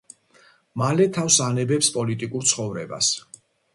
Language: Georgian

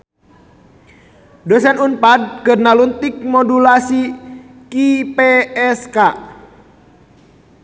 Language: Sundanese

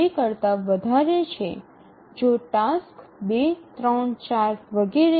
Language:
Gujarati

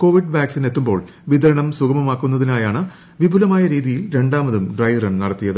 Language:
Malayalam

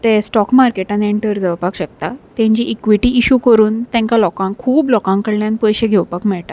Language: Konkani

